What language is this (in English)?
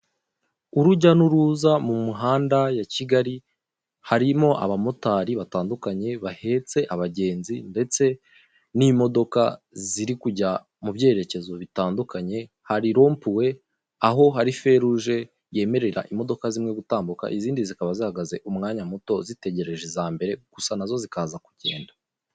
Kinyarwanda